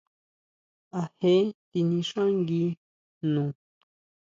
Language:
Huautla Mazatec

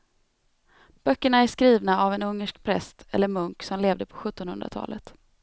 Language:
Swedish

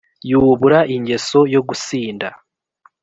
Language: Kinyarwanda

